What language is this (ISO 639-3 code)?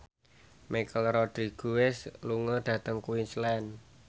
jav